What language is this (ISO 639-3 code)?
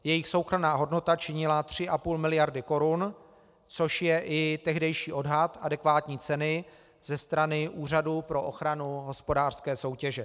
ces